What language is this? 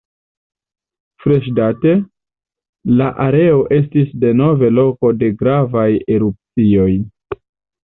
Esperanto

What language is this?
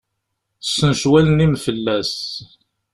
Kabyle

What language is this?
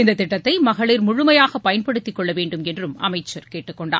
Tamil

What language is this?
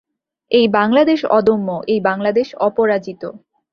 Bangla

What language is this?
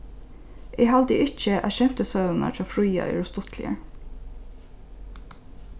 Faroese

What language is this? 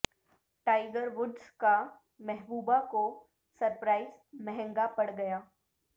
Urdu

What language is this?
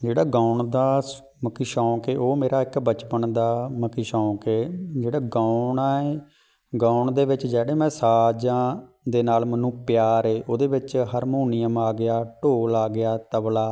Punjabi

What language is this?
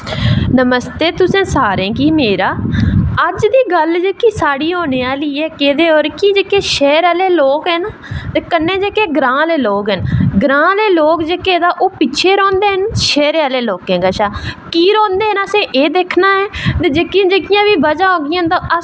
Dogri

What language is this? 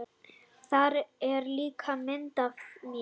Icelandic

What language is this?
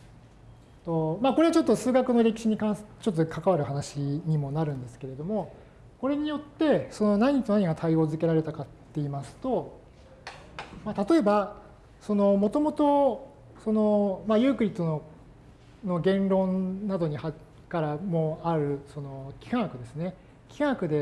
Japanese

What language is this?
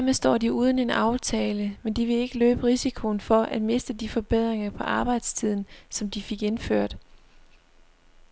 Danish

